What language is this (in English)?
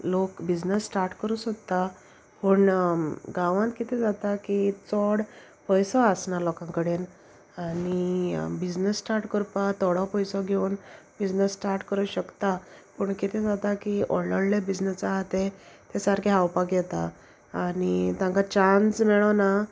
Konkani